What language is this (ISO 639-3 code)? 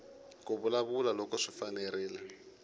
tso